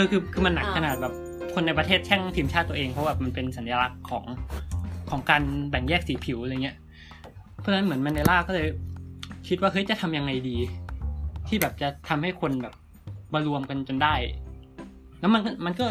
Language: Thai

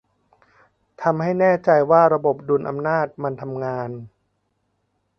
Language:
Thai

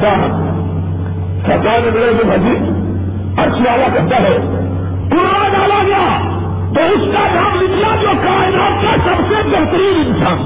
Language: Urdu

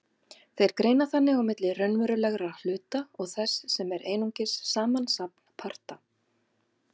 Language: Icelandic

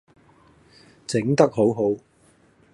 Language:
Cantonese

